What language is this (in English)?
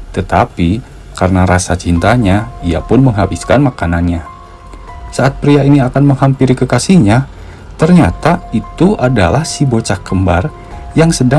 Indonesian